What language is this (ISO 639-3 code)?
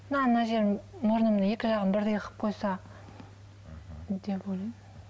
kaz